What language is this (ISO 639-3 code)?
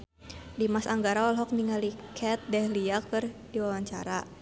sun